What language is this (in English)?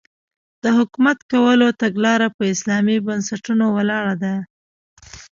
Pashto